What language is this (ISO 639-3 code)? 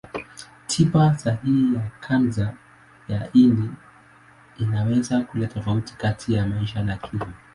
swa